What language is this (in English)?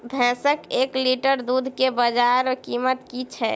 Maithili